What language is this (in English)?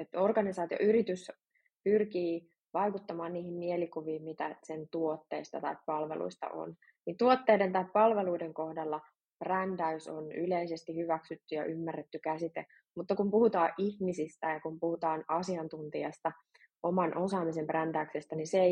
Finnish